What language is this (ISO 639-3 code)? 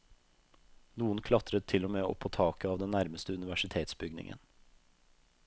nor